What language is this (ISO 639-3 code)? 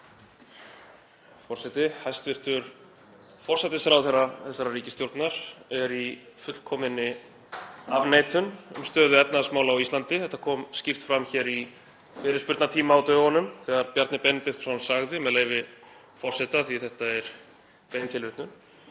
isl